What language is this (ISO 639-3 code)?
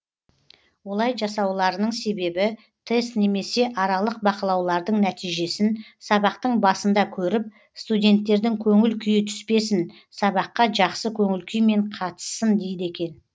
kaz